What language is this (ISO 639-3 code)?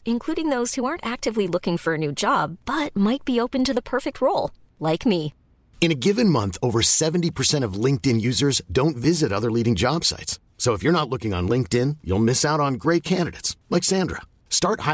fil